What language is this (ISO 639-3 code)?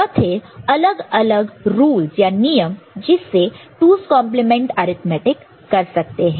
hin